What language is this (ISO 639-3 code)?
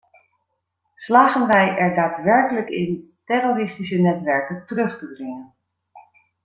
nld